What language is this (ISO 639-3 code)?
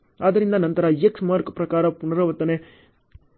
kan